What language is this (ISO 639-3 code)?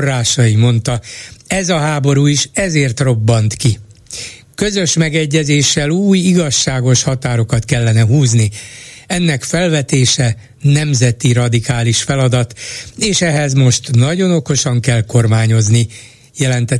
hun